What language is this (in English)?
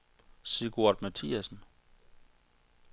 Danish